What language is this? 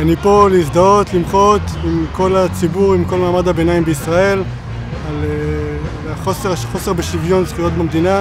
Hebrew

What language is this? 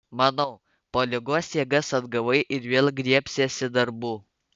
Lithuanian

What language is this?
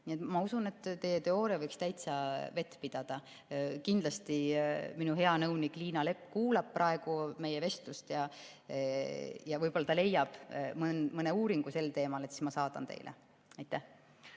Estonian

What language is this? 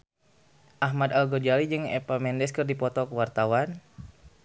Sundanese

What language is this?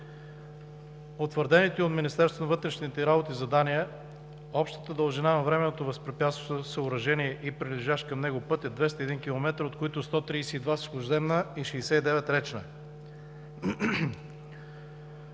Bulgarian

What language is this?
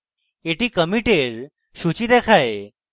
Bangla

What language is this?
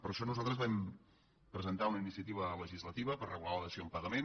Catalan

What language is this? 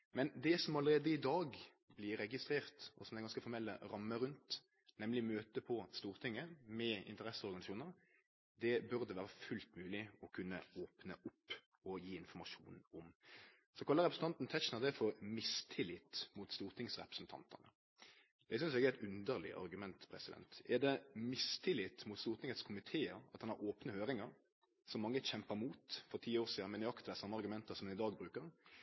Norwegian Nynorsk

